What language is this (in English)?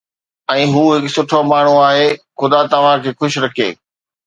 Sindhi